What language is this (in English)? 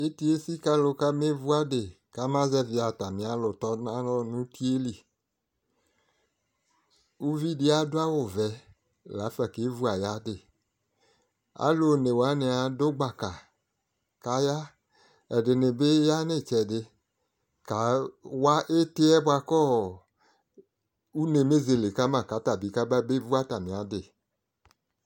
Ikposo